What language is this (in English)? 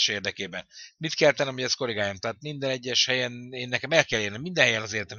Hungarian